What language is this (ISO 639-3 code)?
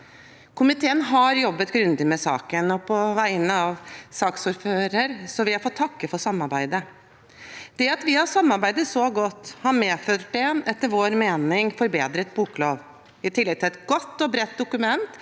nor